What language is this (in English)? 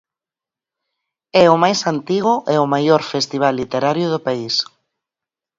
Galician